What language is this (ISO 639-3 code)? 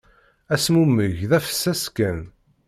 kab